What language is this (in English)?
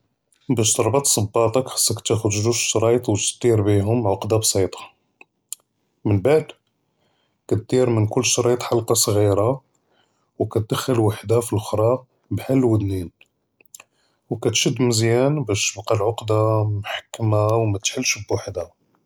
Judeo-Arabic